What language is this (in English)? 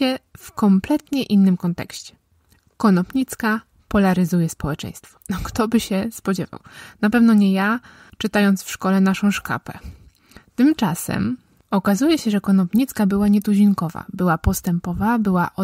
Polish